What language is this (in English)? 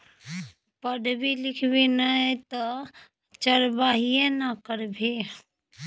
Maithili